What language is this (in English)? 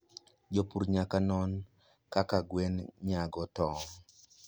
Luo (Kenya and Tanzania)